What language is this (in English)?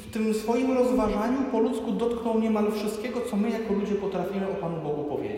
Polish